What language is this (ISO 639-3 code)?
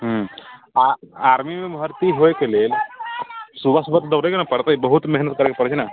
mai